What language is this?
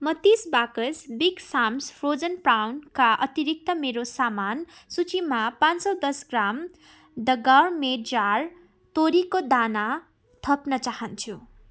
Nepali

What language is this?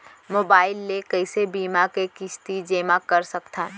Chhattisgarhi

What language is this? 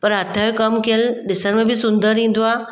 Sindhi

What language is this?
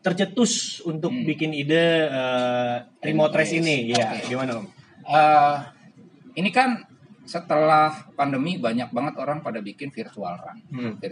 Indonesian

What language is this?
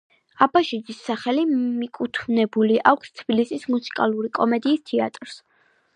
Georgian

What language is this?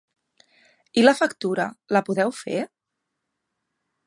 Catalan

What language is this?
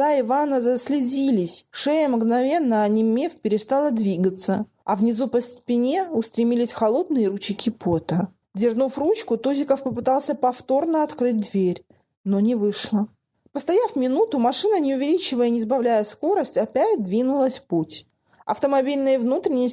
Russian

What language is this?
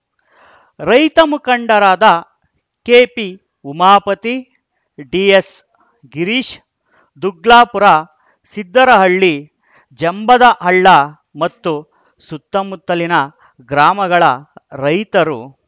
Kannada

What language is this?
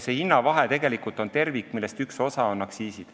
Estonian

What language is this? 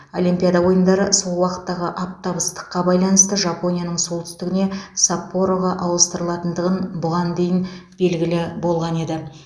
Kazakh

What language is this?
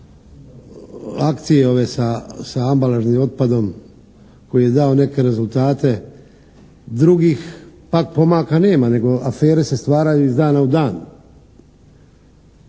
Croatian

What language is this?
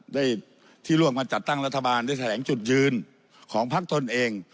Thai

